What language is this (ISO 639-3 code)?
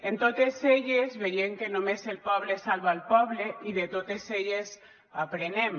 cat